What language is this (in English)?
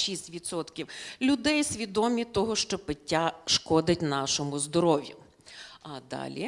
Ukrainian